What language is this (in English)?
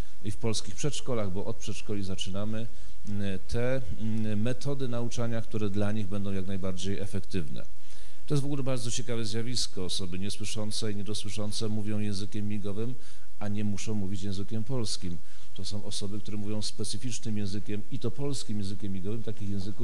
Polish